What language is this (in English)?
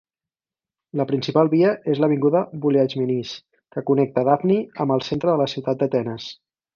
Catalan